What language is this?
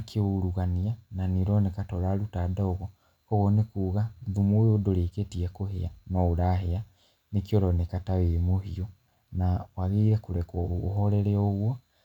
Kikuyu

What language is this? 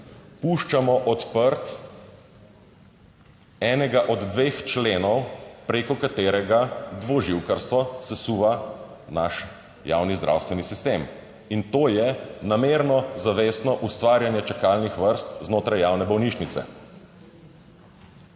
Slovenian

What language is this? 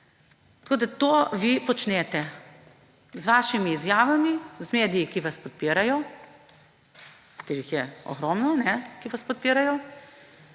Slovenian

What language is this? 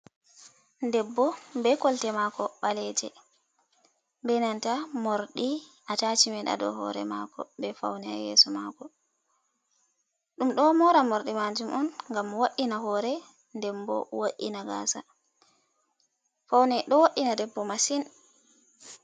Fula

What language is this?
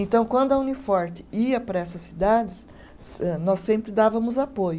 Portuguese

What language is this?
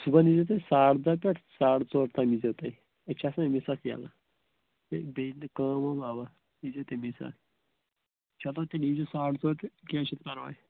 Kashmiri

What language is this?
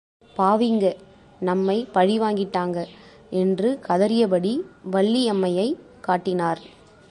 Tamil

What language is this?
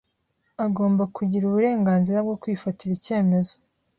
Kinyarwanda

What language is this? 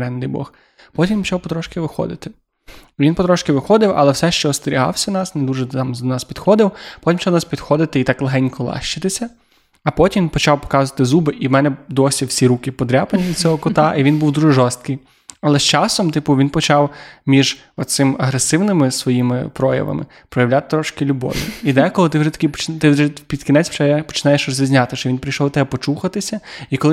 Ukrainian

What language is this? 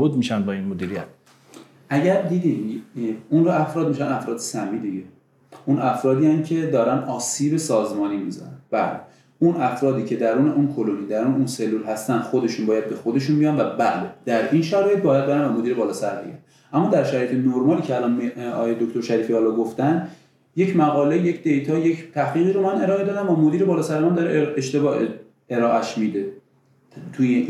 Persian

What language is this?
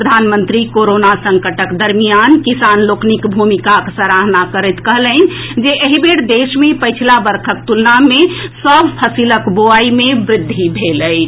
Maithili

